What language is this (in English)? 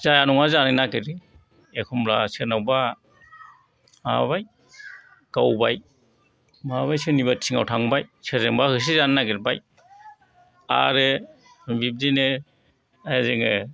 Bodo